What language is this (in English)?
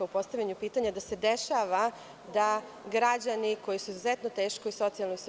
Serbian